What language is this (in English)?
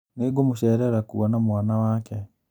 Kikuyu